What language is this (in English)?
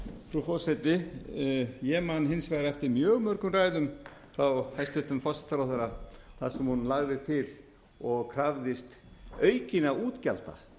Icelandic